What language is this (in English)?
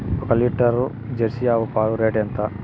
Telugu